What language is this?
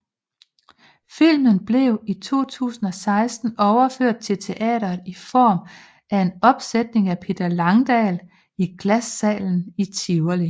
Danish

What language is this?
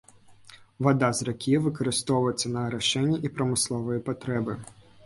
Belarusian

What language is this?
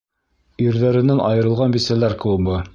Bashkir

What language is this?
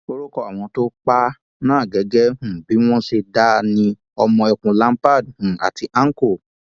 Yoruba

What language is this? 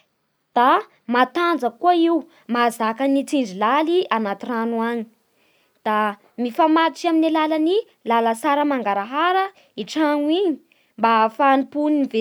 Bara Malagasy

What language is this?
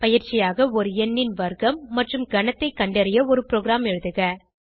Tamil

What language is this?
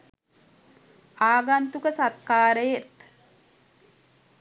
Sinhala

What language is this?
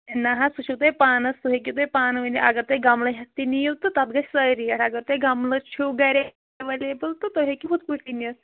Kashmiri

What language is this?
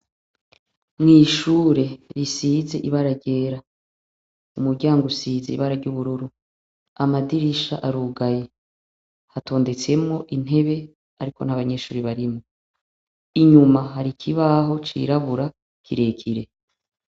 Rundi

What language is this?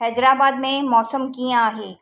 Sindhi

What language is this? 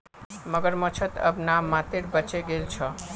Magahi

